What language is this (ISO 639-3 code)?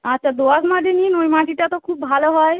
ben